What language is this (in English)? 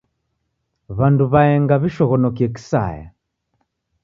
Taita